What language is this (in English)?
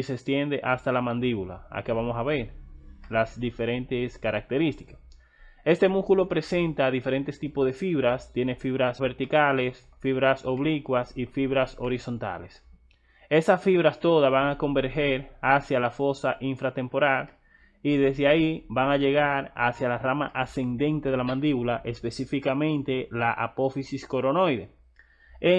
Spanish